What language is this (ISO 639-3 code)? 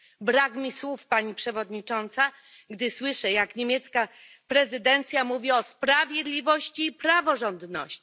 pol